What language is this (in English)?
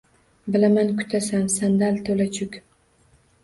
Uzbek